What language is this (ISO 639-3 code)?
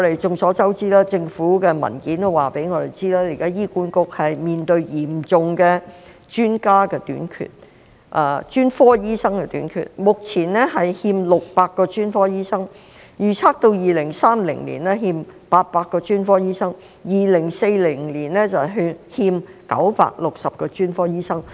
yue